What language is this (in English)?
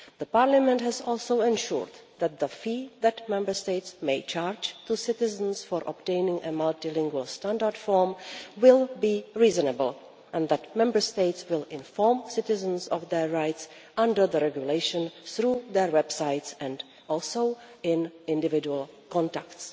English